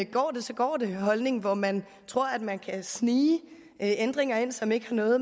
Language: Danish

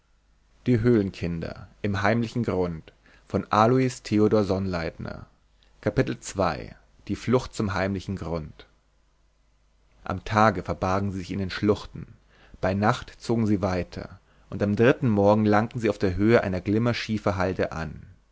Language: German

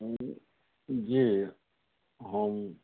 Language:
Maithili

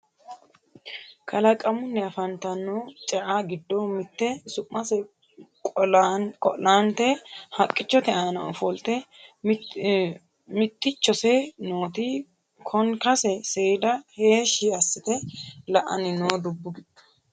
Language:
Sidamo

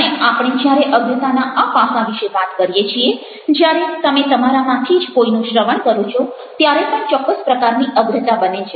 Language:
Gujarati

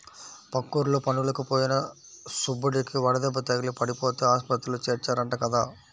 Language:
Telugu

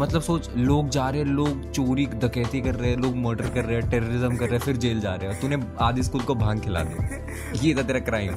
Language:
Hindi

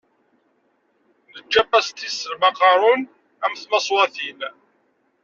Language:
Kabyle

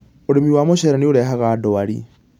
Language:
Kikuyu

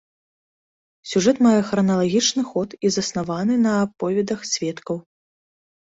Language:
Belarusian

